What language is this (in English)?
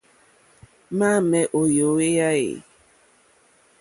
Mokpwe